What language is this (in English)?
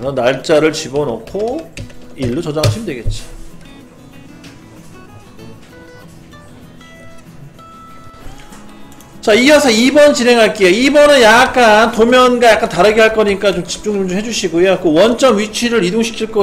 Korean